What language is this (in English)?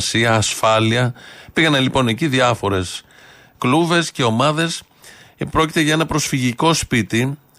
Greek